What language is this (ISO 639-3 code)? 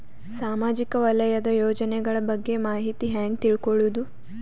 kan